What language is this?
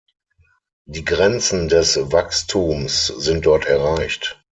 German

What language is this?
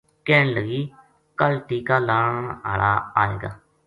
Gujari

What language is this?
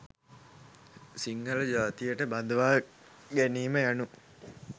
Sinhala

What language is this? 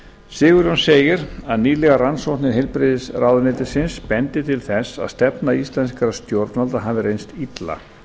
Icelandic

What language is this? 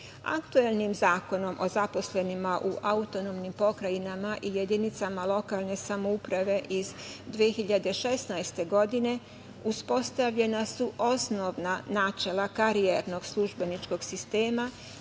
Serbian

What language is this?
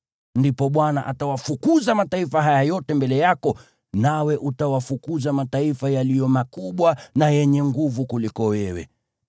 Swahili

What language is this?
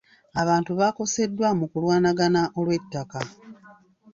Ganda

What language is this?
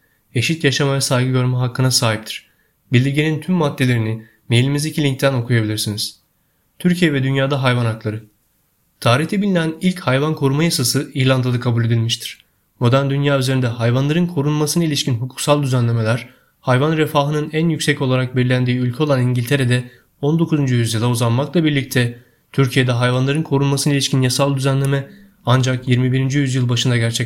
Turkish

